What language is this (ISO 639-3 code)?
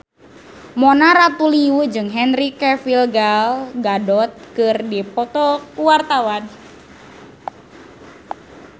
sun